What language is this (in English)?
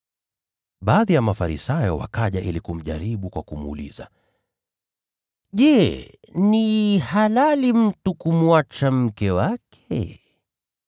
Swahili